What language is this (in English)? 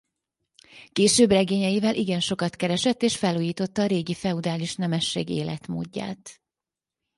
Hungarian